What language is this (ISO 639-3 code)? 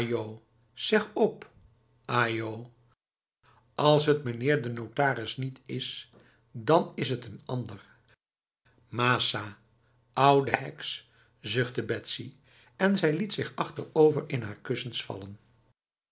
nld